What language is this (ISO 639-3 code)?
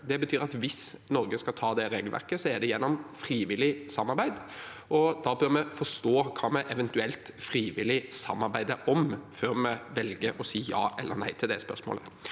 nor